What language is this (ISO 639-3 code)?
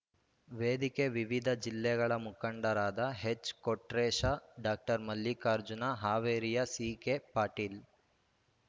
kan